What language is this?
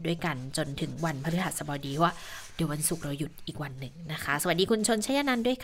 Thai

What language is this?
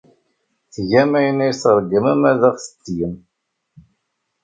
Kabyle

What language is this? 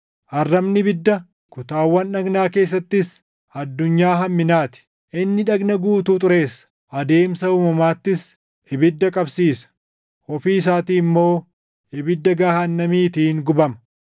Oromo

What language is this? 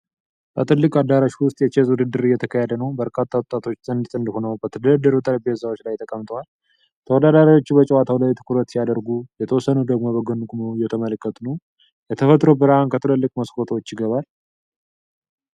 Amharic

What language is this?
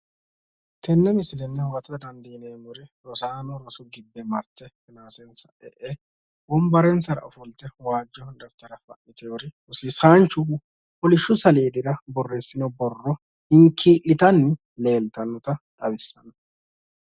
Sidamo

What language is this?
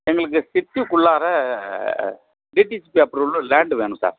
Tamil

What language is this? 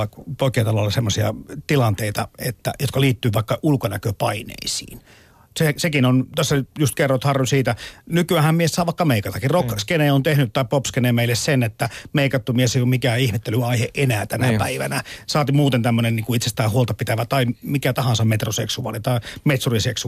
Finnish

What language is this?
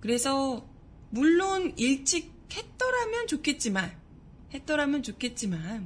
Korean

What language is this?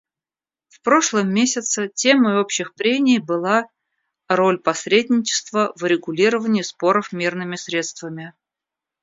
Russian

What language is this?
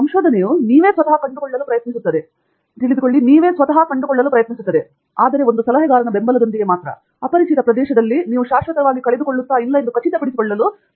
Kannada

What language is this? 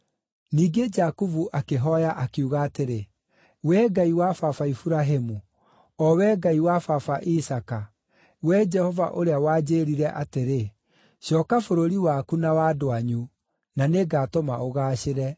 Kikuyu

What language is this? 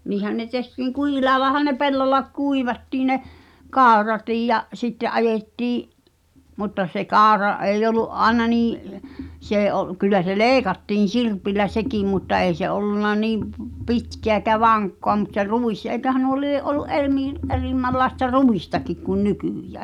Finnish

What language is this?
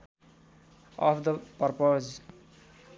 Nepali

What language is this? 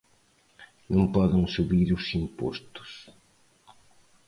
Galician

